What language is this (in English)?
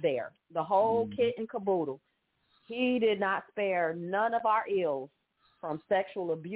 English